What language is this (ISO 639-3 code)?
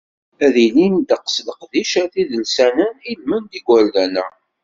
kab